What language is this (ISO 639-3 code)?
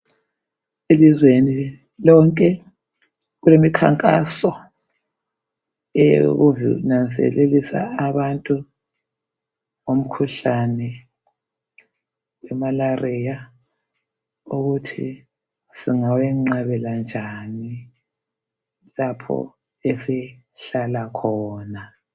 nde